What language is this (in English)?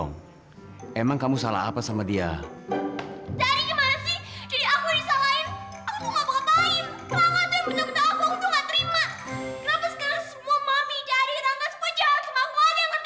Indonesian